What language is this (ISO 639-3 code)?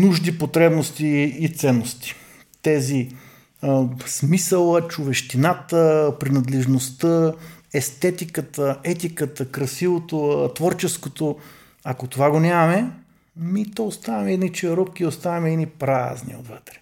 bul